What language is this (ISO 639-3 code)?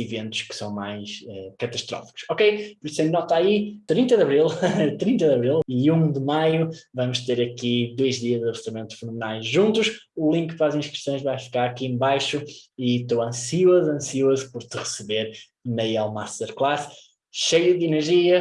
por